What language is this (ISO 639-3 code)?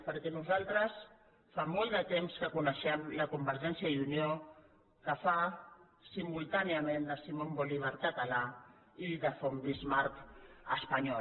cat